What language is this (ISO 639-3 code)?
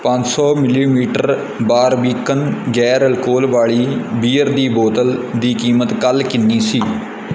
pan